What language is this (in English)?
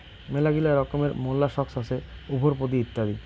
Bangla